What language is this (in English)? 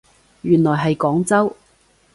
Cantonese